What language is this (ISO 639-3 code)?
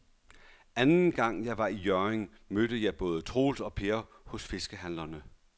dan